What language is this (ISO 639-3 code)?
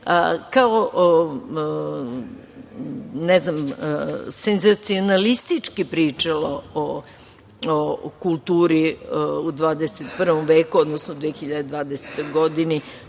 srp